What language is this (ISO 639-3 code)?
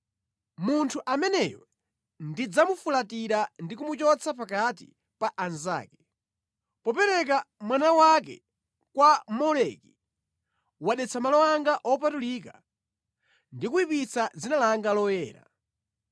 nya